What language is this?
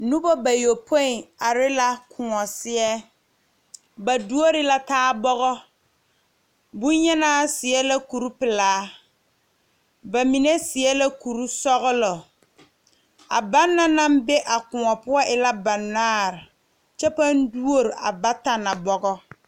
Southern Dagaare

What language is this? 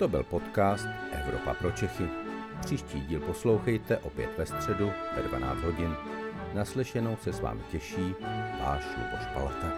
Czech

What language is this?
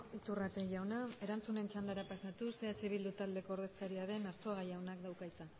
Basque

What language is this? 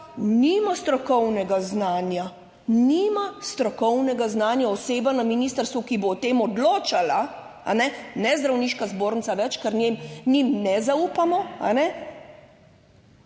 Slovenian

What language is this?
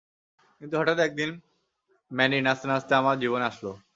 Bangla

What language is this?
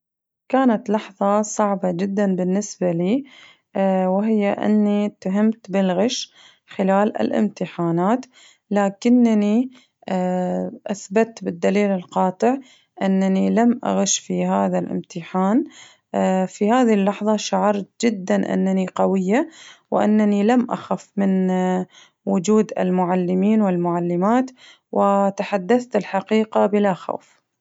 Najdi Arabic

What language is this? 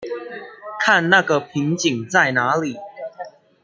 Chinese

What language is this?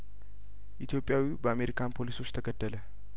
Amharic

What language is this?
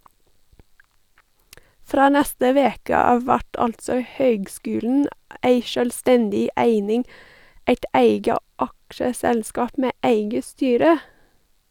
Norwegian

